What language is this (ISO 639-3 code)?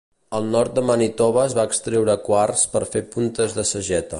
cat